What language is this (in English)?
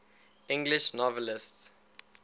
English